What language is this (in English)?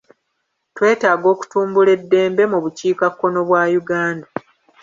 Ganda